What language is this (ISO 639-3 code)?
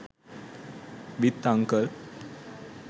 sin